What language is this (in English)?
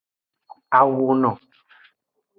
Aja (Benin)